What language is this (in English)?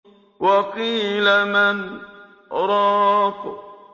Arabic